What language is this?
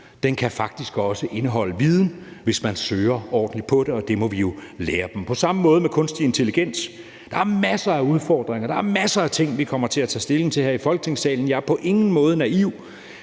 Danish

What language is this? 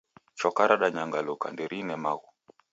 Taita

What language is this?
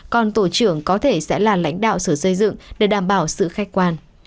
Vietnamese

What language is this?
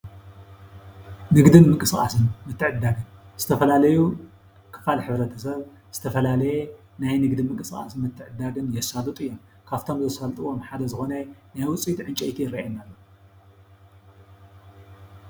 Tigrinya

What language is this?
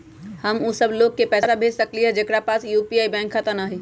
Magahi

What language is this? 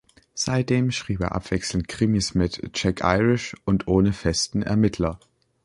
German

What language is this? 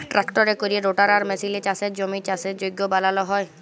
Bangla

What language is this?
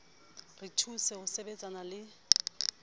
Southern Sotho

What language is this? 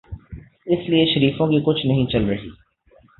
Urdu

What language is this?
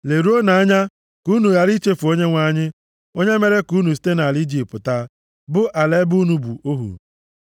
Igbo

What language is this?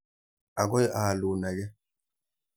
Kalenjin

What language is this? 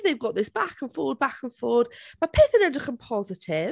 Welsh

